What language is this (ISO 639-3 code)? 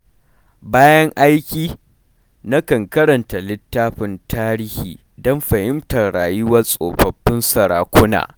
hau